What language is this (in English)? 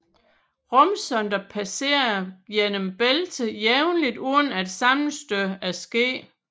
Danish